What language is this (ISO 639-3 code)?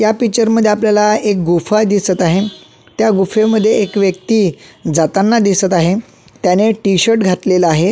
mar